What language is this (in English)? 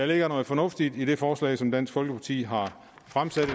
Danish